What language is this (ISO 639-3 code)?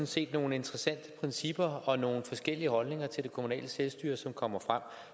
dan